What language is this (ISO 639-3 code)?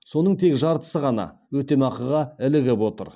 kaz